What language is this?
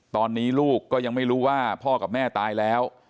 Thai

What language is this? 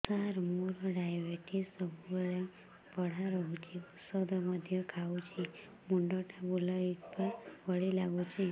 Odia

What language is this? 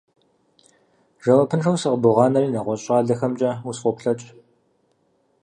Kabardian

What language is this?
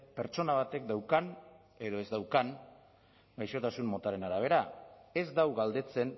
Basque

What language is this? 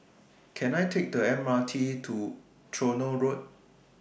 English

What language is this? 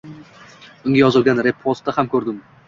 Uzbek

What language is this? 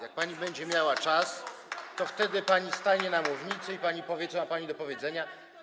Polish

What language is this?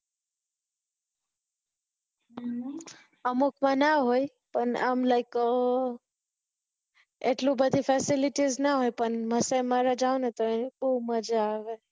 Gujarati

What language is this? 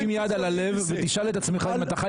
Hebrew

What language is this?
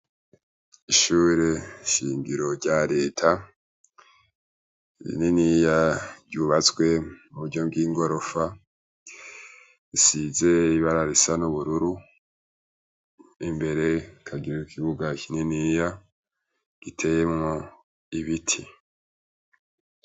Rundi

